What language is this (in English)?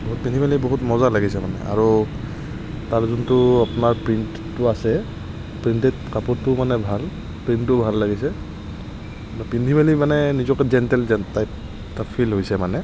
Assamese